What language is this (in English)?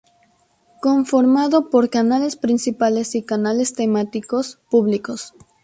Spanish